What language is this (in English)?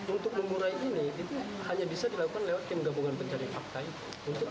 Indonesian